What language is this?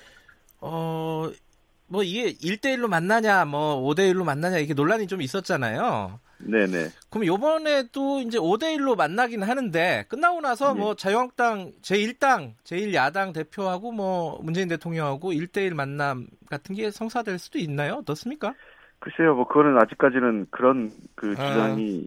Korean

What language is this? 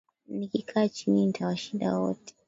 Swahili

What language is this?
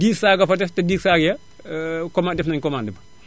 Wolof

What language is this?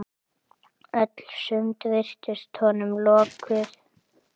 Icelandic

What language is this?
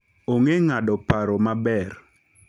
Luo (Kenya and Tanzania)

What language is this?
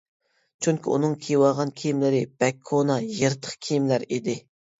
Uyghur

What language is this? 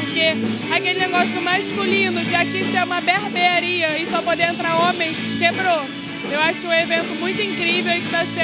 Portuguese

